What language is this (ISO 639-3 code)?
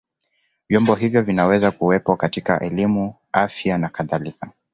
swa